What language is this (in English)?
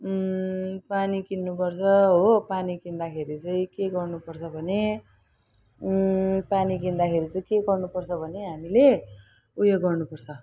Nepali